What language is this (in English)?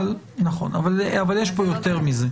Hebrew